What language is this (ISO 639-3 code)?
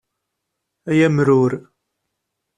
kab